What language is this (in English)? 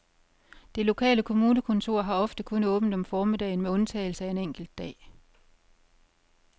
Danish